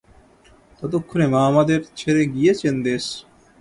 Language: Bangla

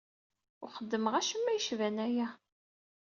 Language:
Kabyle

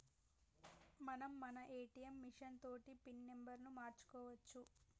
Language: Telugu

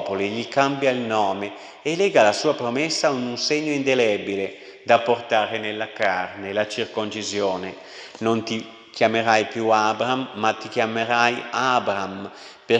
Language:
Italian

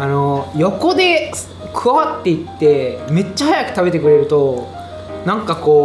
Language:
Japanese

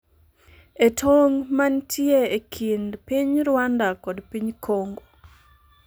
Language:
Luo (Kenya and Tanzania)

